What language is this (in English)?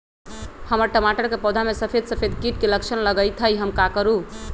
Magahi